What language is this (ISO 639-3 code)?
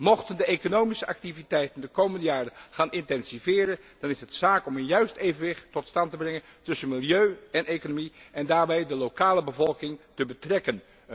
nld